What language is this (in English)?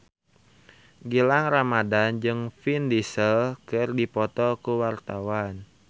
Sundanese